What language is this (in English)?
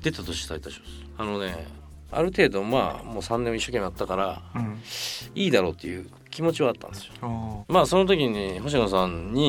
Japanese